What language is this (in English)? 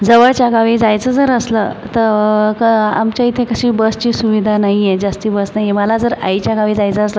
Marathi